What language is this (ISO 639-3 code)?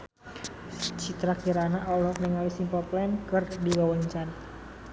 sun